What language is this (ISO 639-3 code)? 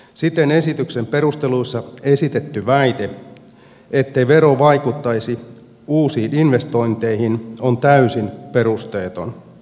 fin